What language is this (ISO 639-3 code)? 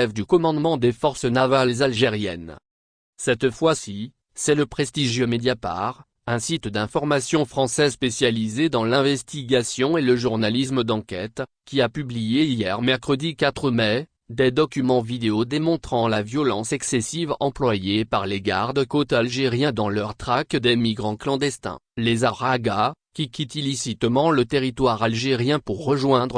fra